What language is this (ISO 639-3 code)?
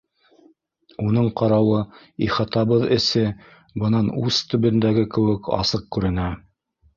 bak